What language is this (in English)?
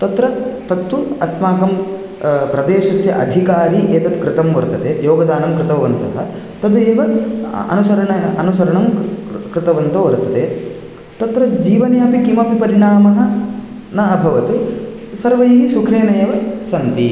Sanskrit